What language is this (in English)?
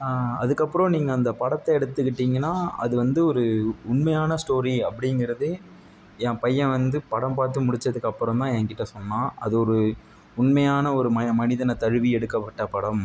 Tamil